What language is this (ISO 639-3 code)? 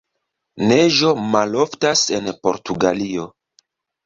epo